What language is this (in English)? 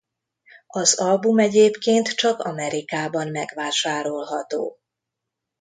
Hungarian